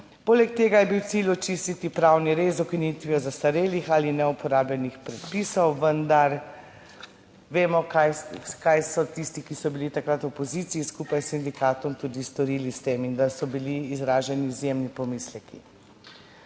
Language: Slovenian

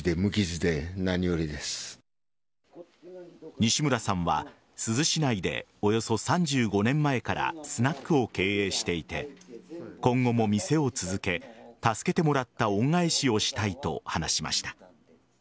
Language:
Japanese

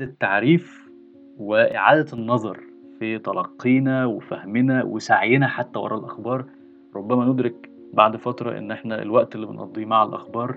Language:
Arabic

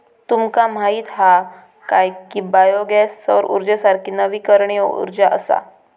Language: Marathi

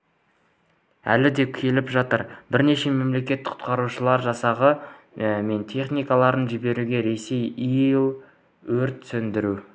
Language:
Kazakh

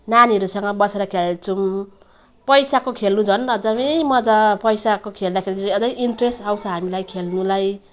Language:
Nepali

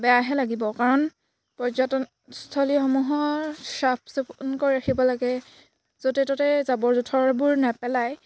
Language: Assamese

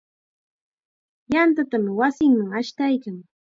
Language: Chiquián Ancash Quechua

